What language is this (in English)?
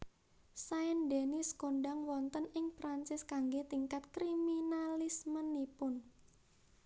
Javanese